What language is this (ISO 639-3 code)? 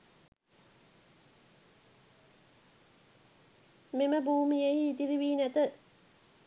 sin